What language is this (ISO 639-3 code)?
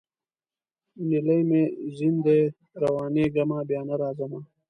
pus